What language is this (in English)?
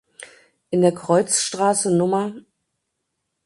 German